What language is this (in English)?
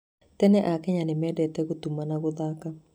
Kikuyu